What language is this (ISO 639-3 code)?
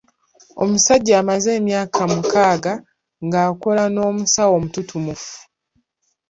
lug